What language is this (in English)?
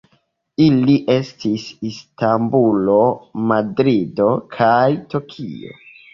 Esperanto